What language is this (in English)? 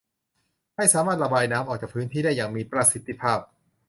Thai